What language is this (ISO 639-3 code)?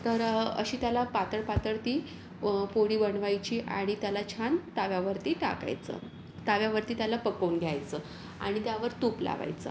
mar